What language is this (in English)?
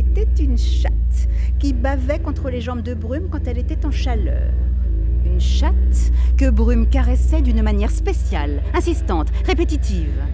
French